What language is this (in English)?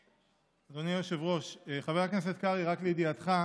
Hebrew